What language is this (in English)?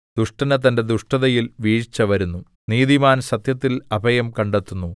Malayalam